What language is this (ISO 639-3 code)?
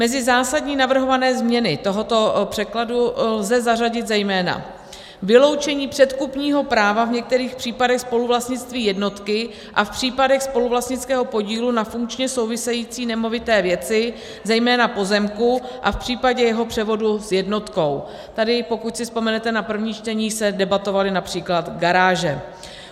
ces